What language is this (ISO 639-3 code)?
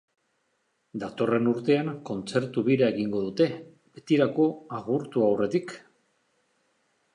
eus